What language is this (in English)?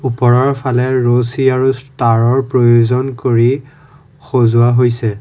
Assamese